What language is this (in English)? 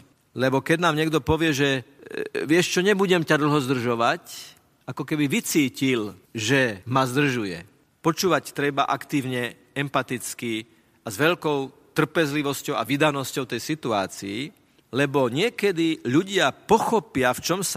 Slovak